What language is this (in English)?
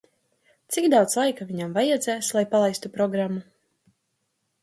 Latvian